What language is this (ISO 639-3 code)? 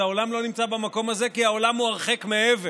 heb